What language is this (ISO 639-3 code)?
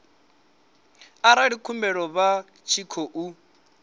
ven